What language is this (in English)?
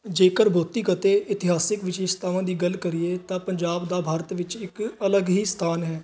Punjabi